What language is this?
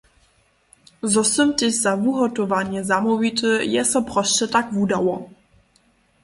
Upper Sorbian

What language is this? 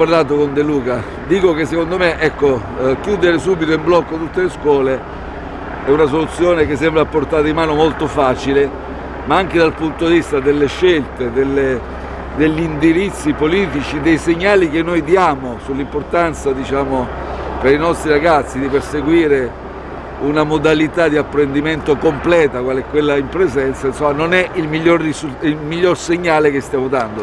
Italian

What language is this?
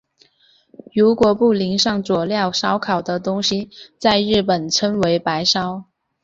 Chinese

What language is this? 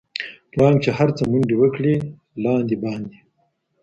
Pashto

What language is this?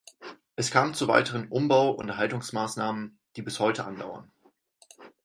German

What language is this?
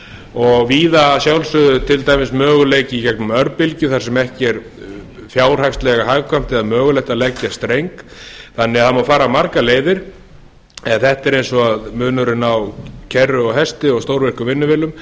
Icelandic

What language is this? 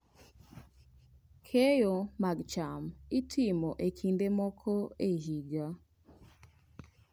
Luo (Kenya and Tanzania)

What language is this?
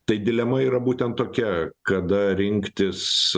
Lithuanian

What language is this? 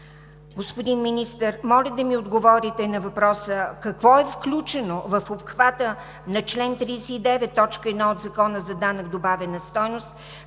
Bulgarian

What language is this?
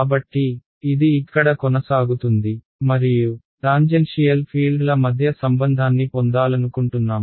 Telugu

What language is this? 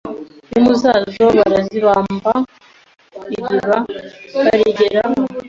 Kinyarwanda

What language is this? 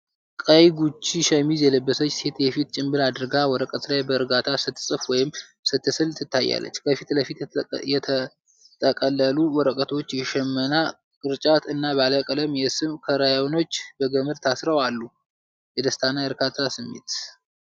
Amharic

